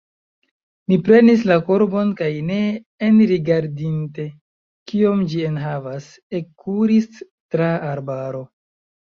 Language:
Esperanto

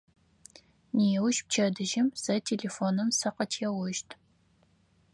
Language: Adyghe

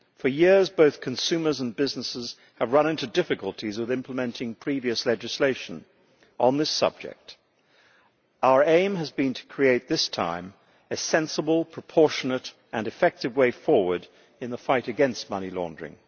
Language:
English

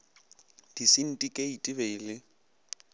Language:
Northern Sotho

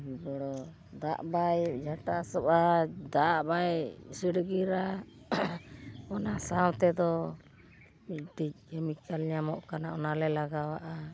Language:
Santali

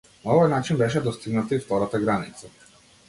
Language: Macedonian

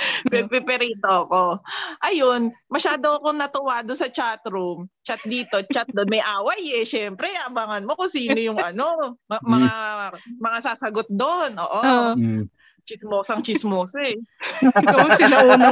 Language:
Filipino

